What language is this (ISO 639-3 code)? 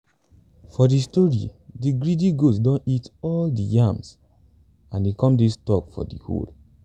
pcm